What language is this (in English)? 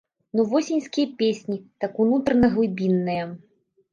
Belarusian